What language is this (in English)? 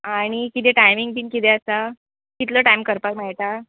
Konkani